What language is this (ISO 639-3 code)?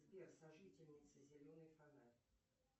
rus